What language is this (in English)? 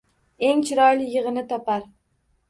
Uzbek